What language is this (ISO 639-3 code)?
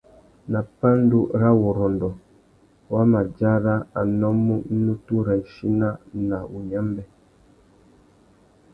bag